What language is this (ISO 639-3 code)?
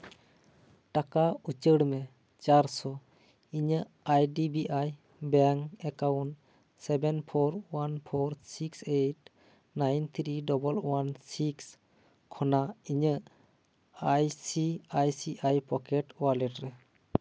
sat